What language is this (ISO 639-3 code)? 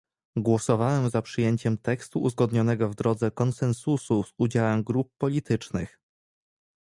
pol